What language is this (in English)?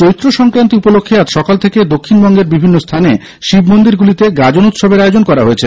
Bangla